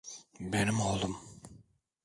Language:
Turkish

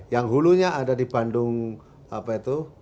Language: Indonesian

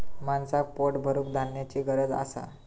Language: Marathi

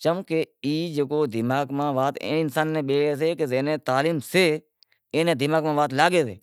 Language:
Wadiyara Koli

